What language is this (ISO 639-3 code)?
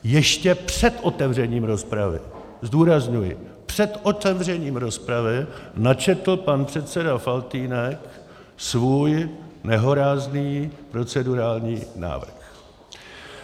ces